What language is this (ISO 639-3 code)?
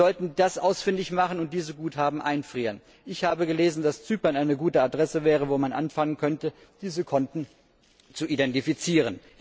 deu